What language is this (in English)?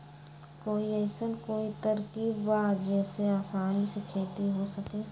Magahi